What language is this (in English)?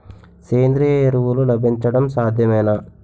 Telugu